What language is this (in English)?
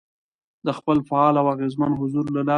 Pashto